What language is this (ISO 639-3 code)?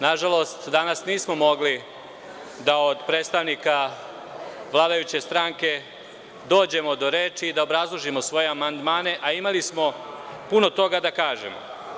srp